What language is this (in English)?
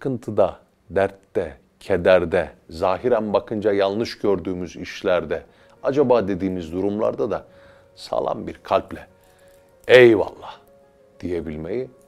Turkish